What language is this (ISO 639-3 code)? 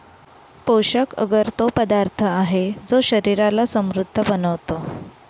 mar